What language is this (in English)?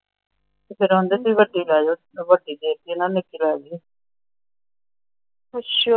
Punjabi